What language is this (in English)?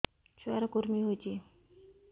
Odia